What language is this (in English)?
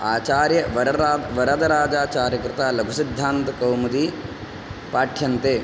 Sanskrit